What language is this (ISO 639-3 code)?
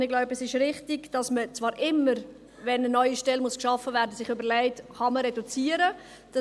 gsw